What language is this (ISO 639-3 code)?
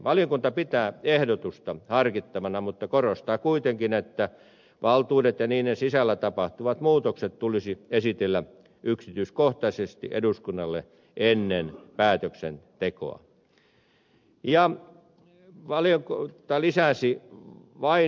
fin